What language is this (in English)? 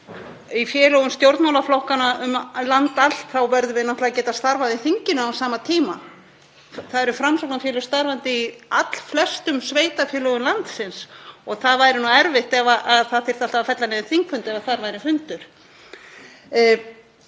Icelandic